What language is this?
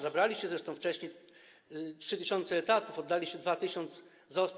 Polish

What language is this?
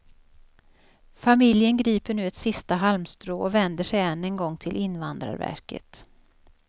Swedish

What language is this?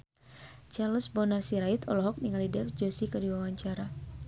Sundanese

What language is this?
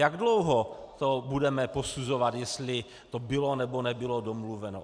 Czech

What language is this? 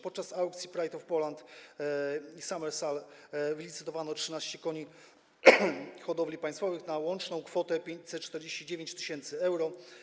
Polish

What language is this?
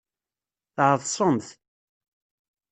Kabyle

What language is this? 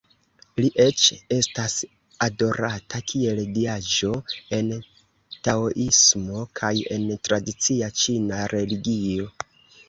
Esperanto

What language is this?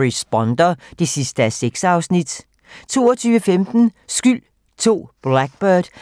Danish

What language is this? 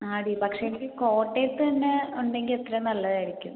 Malayalam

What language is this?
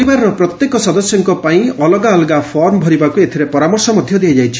Odia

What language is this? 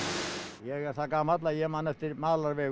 Icelandic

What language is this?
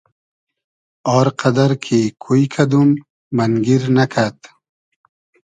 Hazaragi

